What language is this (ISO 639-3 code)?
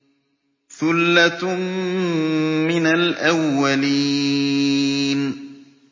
ara